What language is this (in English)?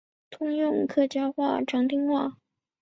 Chinese